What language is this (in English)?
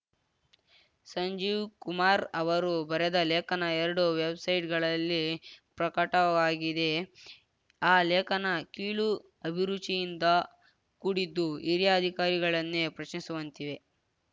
Kannada